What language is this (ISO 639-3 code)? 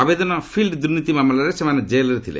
ori